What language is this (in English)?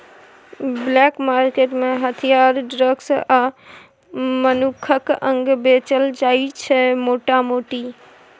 Maithili